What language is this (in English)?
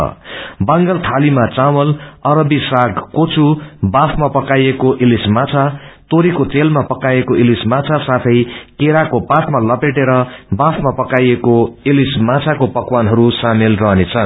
Nepali